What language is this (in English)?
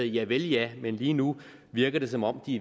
Danish